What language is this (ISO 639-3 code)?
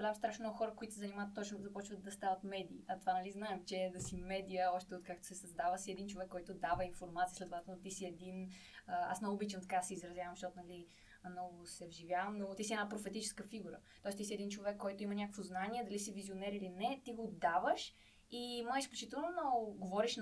bul